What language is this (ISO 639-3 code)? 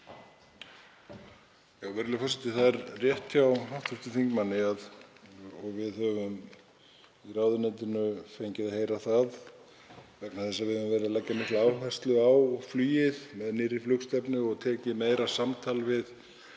isl